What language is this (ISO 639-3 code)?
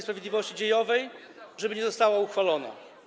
pol